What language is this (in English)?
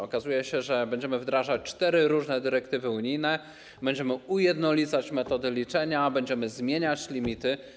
Polish